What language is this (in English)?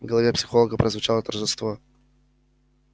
Russian